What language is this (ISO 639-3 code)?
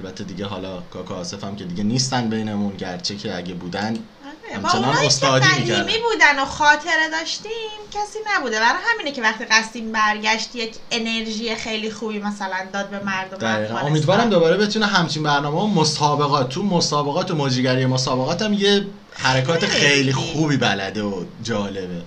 fas